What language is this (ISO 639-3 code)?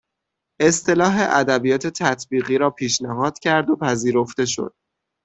fas